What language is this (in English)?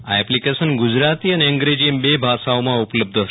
Gujarati